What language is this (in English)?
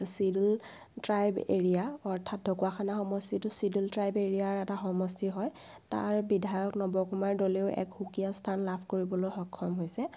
Assamese